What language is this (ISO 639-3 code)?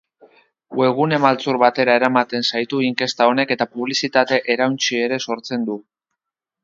eus